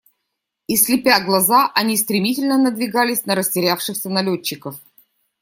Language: Russian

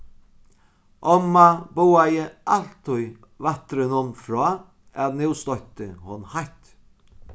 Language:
Faroese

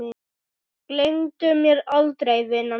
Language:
Icelandic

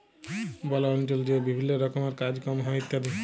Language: Bangla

